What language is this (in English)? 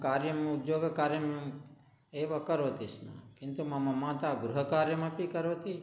Sanskrit